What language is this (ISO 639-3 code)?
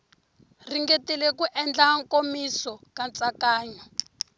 tso